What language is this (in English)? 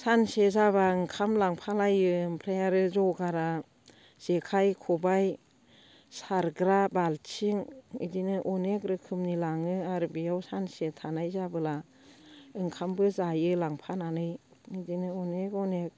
Bodo